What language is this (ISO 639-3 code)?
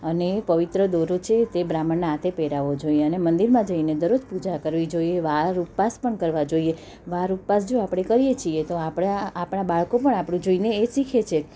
guj